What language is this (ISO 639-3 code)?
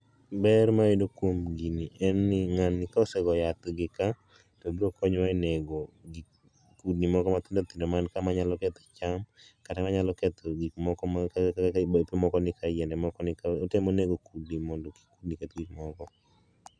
luo